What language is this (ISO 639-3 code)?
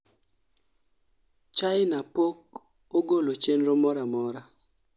luo